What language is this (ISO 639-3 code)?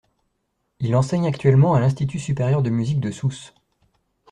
fra